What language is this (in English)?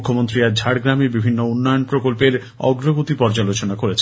Bangla